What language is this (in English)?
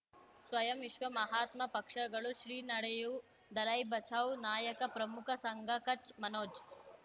Kannada